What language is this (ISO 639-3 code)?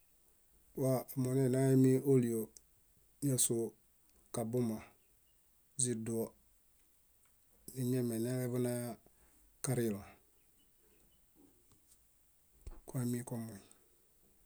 bda